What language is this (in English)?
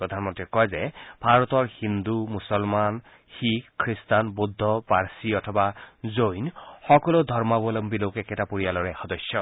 Assamese